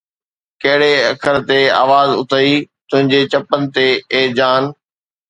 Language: Sindhi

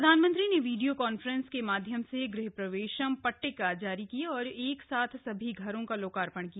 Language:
Hindi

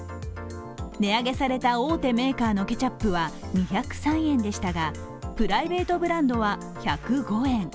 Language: Japanese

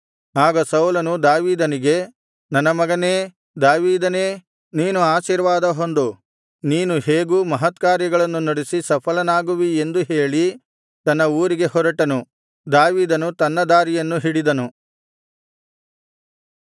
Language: Kannada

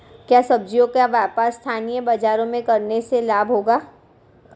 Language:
Hindi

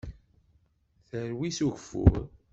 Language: Kabyle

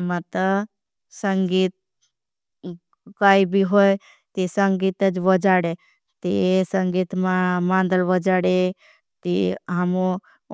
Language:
Bhili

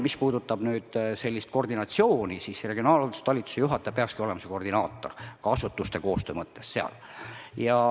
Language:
Estonian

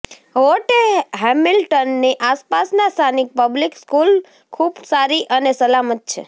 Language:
Gujarati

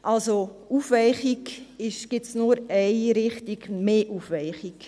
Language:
Swiss German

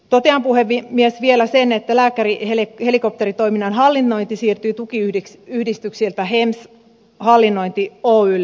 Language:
Finnish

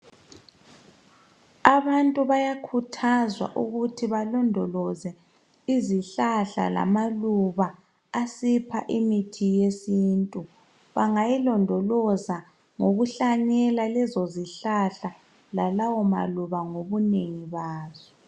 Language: North Ndebele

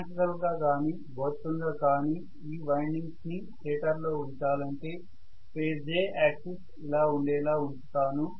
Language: Telugu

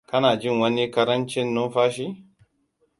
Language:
Hausa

